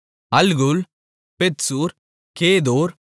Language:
Tamil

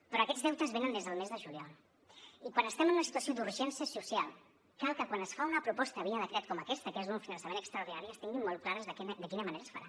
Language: Catalan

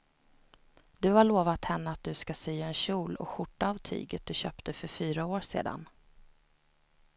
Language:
Swedish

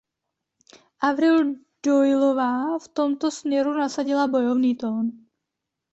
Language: Czech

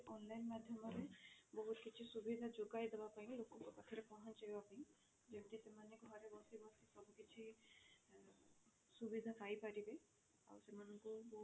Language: Odia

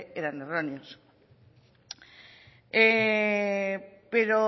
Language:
Spanish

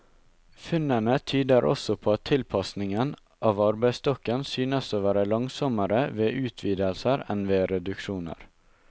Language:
Norwegian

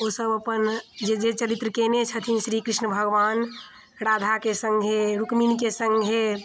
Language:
Maithili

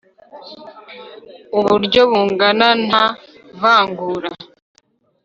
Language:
Kinyarwanda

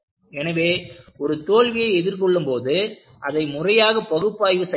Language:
Tamil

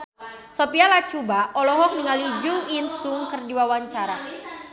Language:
Sundanese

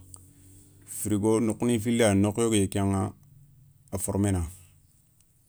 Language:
Soninke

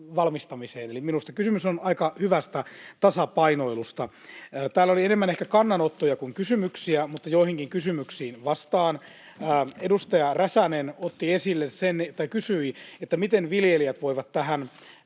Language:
Finnish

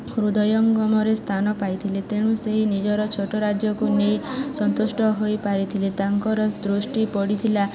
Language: Odia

